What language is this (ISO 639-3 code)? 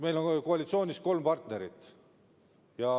est